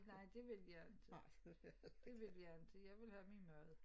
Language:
Danish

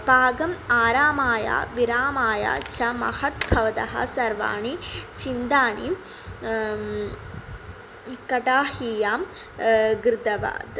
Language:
Sanskrit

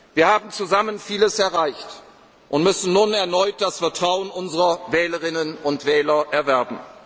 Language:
German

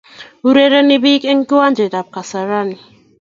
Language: Kalenjin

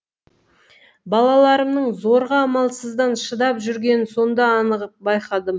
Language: Kazakh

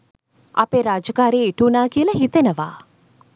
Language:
Sinhala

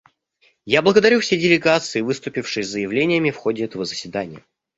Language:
Russian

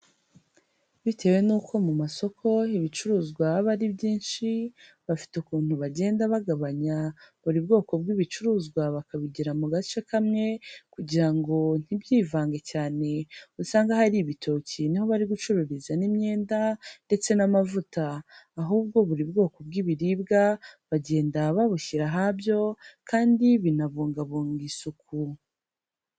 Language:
Kinyarwanda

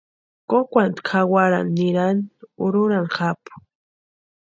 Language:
Western Highland Purepecha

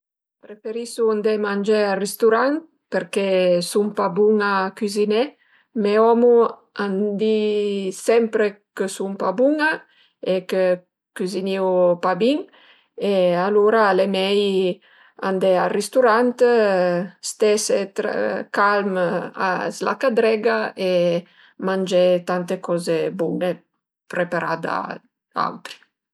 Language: Piedmontese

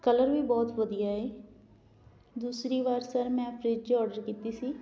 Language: Punjabi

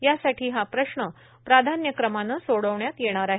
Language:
Marathi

